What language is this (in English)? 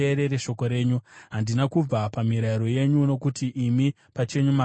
Shona